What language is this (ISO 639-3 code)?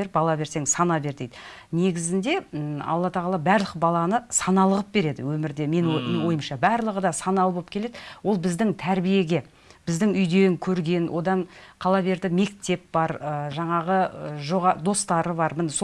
tur